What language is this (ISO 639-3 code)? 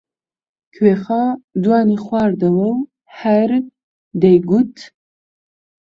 ckb